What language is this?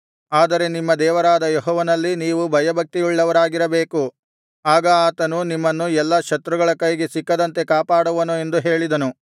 Kannada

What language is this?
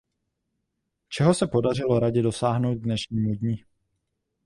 Czech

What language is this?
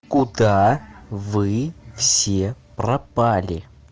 Russian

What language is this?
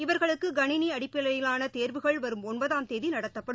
Tamil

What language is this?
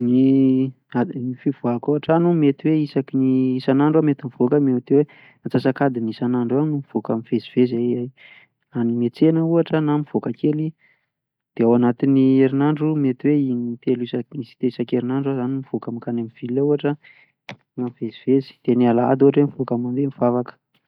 Malagasy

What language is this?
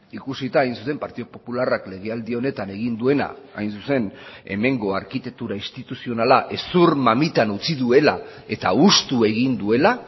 Basque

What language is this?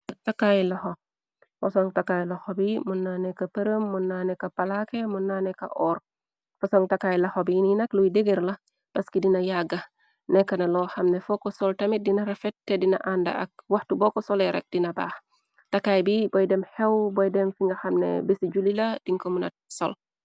Wolof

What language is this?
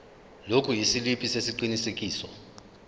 Zulu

